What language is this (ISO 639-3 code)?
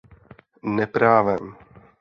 ces